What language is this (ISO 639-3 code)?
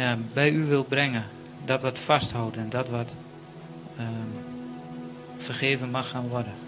nld